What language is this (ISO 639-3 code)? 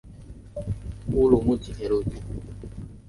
zho